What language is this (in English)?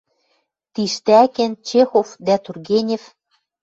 Western Mari